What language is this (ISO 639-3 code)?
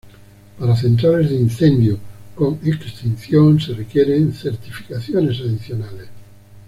spa